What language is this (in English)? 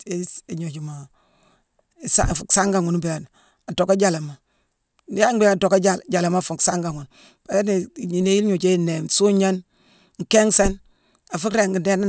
Mansoanka